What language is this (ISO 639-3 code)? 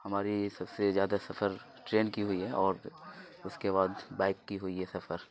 urd